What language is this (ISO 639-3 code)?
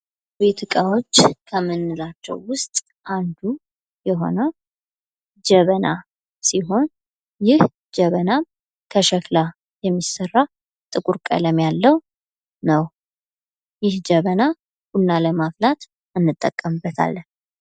amh